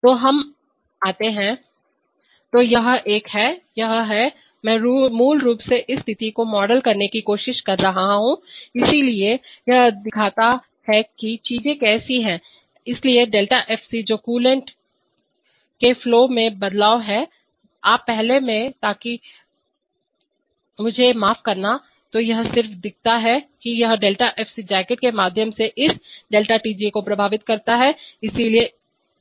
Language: Hindi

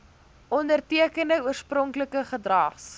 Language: Afrikaans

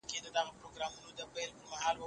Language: Pashto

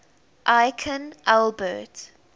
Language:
English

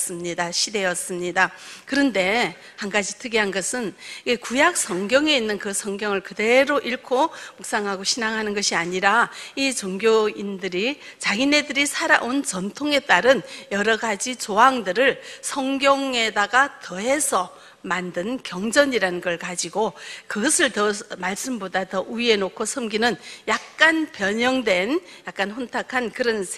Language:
Korean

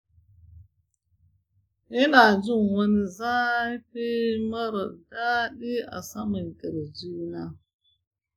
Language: Hausa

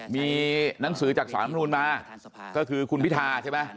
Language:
Thai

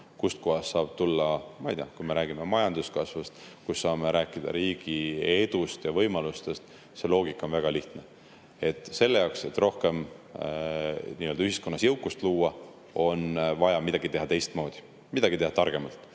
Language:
Estonian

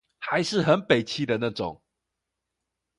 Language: Chinese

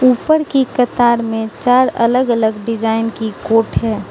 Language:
Hindi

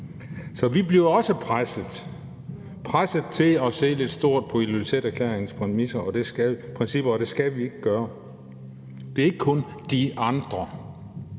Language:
Danish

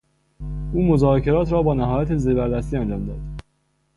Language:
Persian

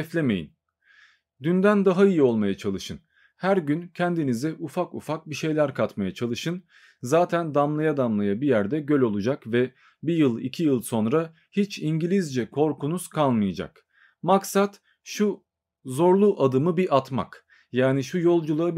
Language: Turkish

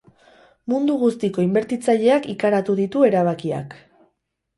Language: Basque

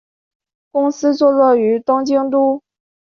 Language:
Chinese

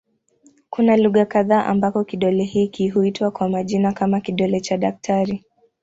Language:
Swahili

